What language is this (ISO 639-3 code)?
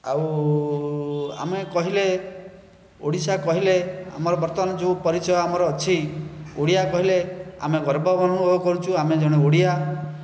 ori